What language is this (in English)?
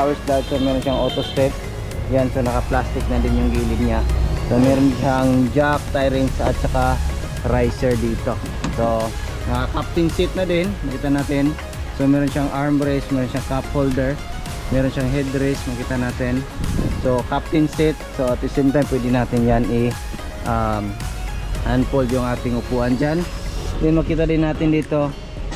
Filipino